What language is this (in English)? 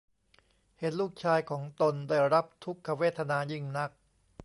Thai